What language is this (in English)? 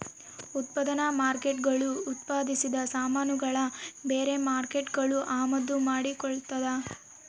Kannada